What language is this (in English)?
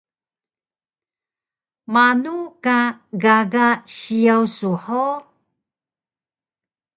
Taroko